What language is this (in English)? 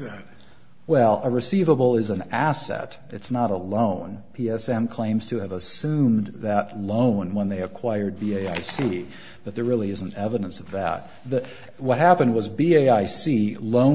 English